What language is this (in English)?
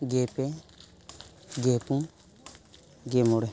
Santali